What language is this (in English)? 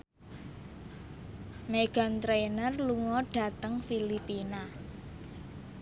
Javanese